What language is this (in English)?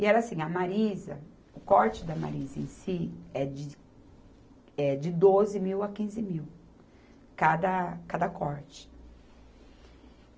Portuguese